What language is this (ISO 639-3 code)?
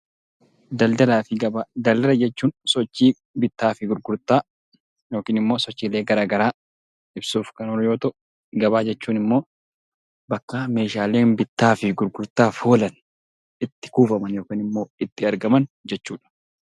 orm